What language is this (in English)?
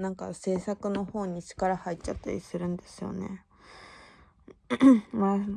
Japanese